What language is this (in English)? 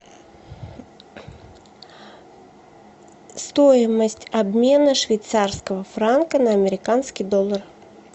Russian